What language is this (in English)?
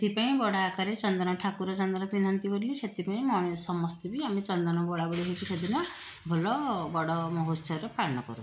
Odia